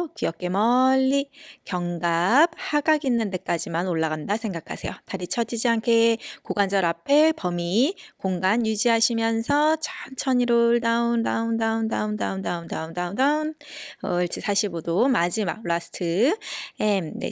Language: Korean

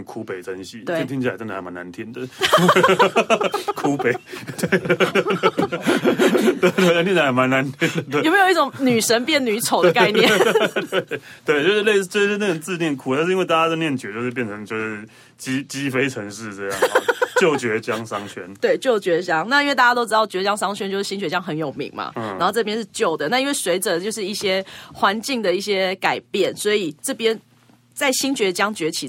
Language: Chinese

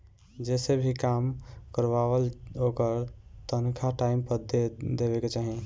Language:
Bhojpuri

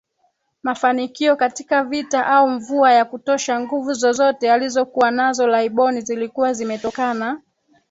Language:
Swahili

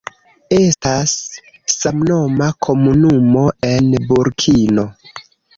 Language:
Esperanto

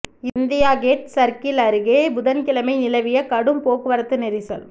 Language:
Tamil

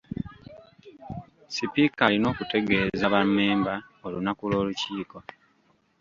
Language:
Ganda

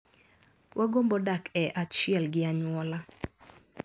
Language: Luo (Kenya and Tanzania)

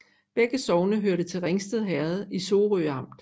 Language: Danish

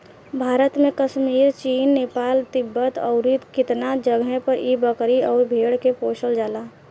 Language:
Bhojpuri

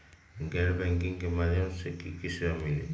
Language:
Magahi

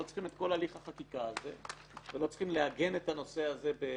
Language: Hebrew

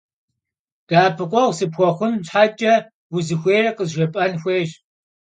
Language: Kabardian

